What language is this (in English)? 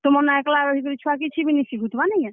Odia